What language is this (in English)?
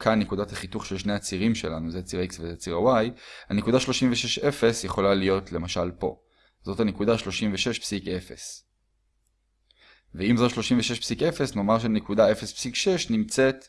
Hebrew